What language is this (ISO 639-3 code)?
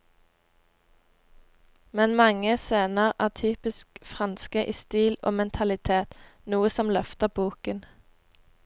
nor